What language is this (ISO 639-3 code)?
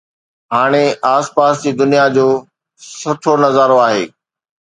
snd